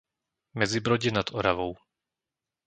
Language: Slovak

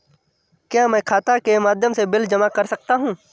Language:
Hindi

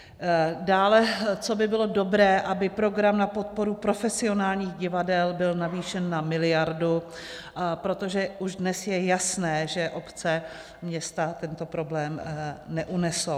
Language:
Czech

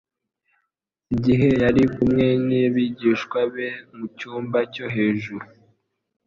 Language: Kinyarwanda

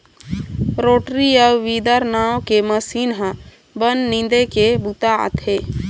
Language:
Chhattisgarhi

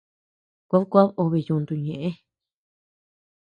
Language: Tepeuxila Cuicatec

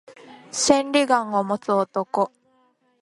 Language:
Japanese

